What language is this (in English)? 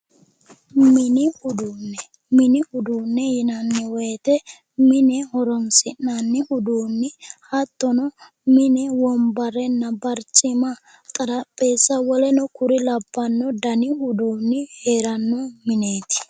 Sidamo